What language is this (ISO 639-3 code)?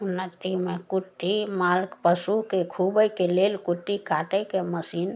mai